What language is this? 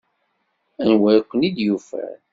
Kabyle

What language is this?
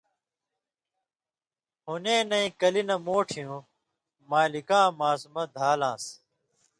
Indus Kohistani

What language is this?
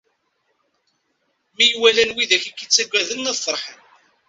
Kabyle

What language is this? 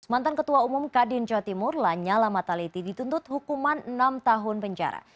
Indonesian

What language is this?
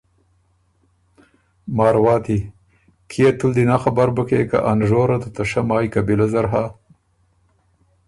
Ormuri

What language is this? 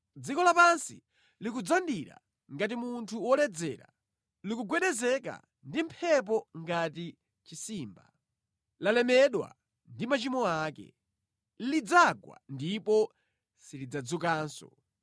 Nyanja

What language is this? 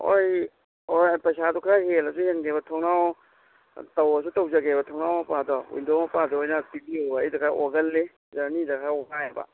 Manipuri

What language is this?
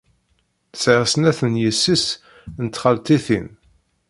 Kabyle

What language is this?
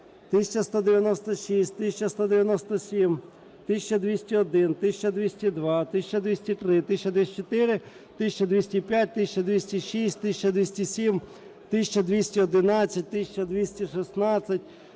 Ukrainian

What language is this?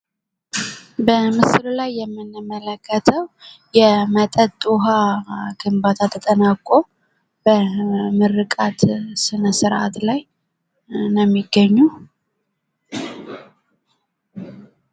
Amharic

